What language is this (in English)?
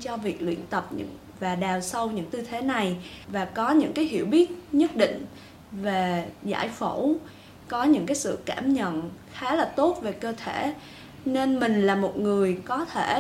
Vietnamese